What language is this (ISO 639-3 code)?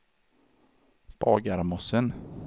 swe